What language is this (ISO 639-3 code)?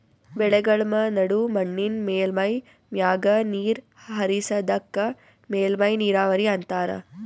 kan